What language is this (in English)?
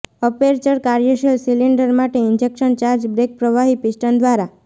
Gujarati